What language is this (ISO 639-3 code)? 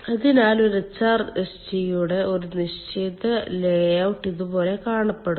mal